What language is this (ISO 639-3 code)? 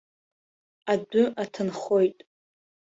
abk